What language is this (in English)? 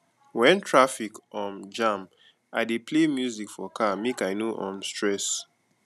Nigerian Pidgin